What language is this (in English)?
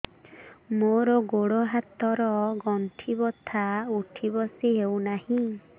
Odia